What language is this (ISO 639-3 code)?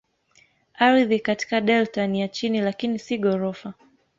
swa